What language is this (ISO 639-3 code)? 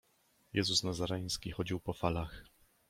pol